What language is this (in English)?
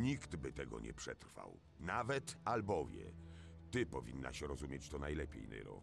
Polish